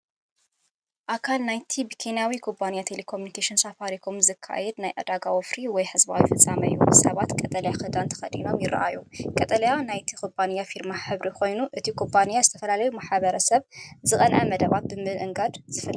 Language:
Tigrinya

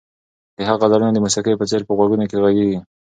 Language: Pashto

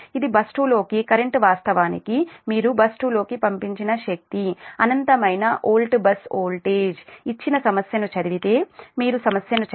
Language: Telugu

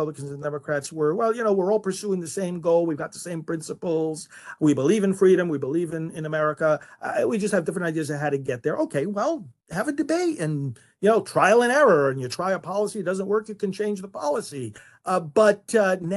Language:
English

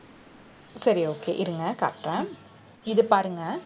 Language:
Tamil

